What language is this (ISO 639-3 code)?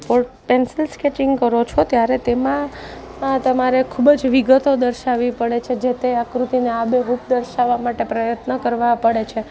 guj